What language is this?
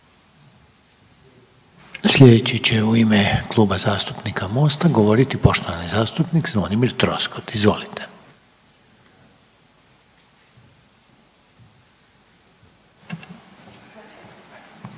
Croatian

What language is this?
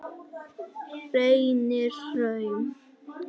Icelandic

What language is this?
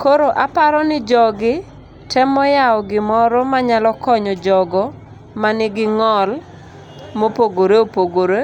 Luo (Kenya and Tanzania)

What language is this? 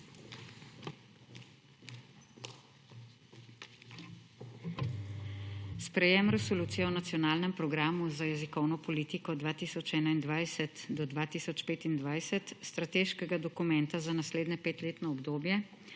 Slovenian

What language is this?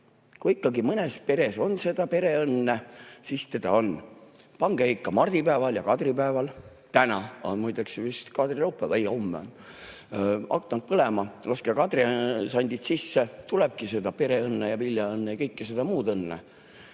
Estonian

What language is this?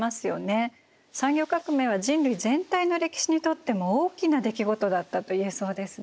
Japanese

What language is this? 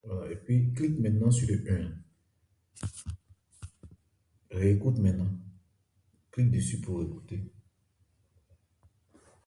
Ebrié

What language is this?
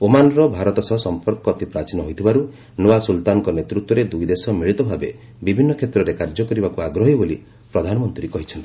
Odia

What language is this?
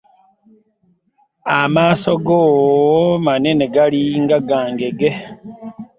Ganda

